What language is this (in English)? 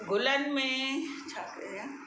Sindhi